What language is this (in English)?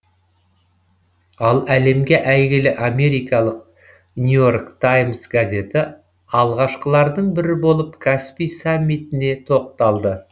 Kazakh